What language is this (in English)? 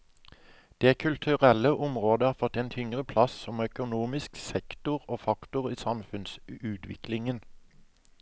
Norwegian